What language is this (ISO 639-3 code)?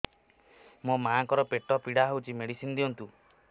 ori